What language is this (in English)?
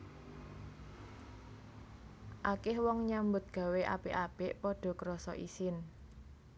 Javanese